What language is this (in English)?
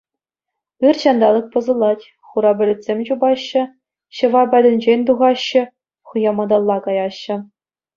Chuvash